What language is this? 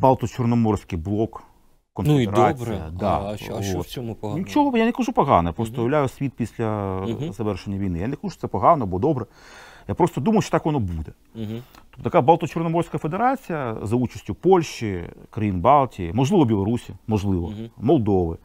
Ukrainian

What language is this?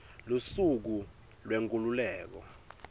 Swati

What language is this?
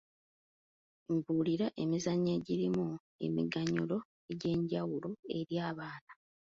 Ganda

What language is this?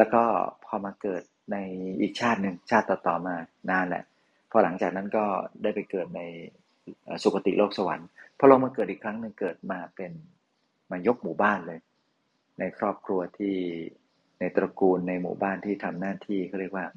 Thai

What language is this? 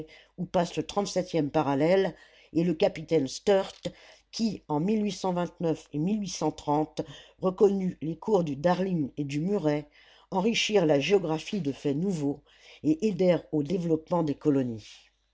French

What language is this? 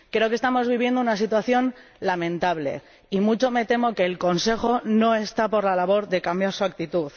Spanish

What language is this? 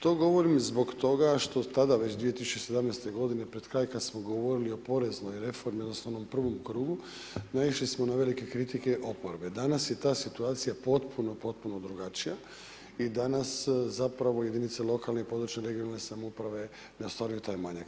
Croatian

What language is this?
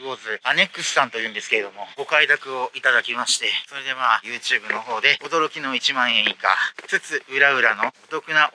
Japanese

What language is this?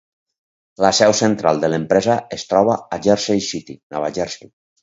Catalan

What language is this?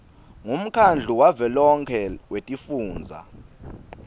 Swati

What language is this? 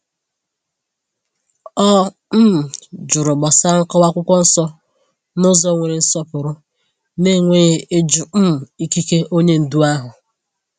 Igbo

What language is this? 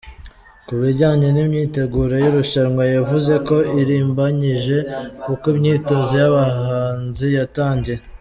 Kinyarwanda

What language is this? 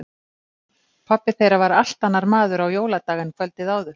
Icelandic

